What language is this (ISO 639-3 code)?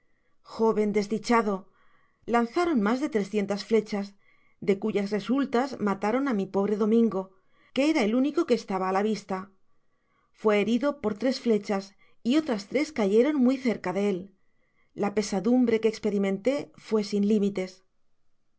spa